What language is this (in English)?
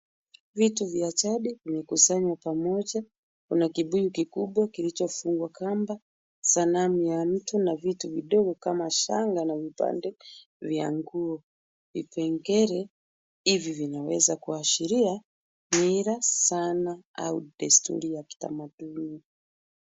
Swahili